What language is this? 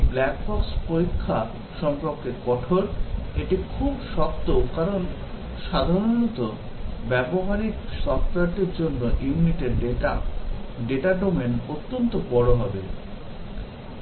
Bangla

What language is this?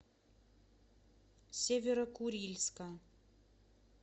Russian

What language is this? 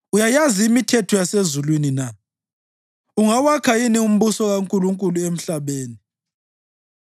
North Ndebele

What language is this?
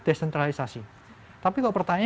Indonesian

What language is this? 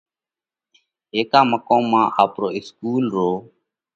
Parkari Koli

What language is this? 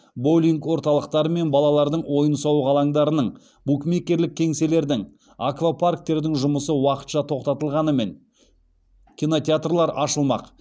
Kazakh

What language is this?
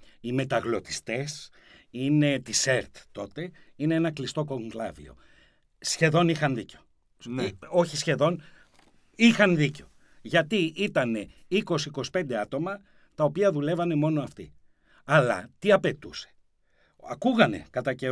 Greek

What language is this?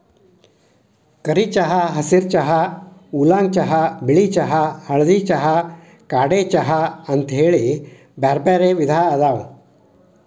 Kannada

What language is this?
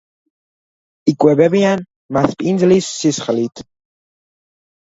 Georgian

